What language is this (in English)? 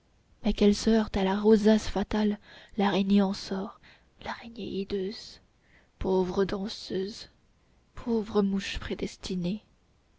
French